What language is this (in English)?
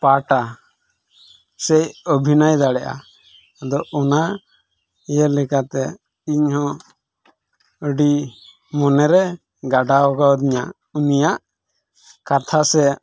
Santali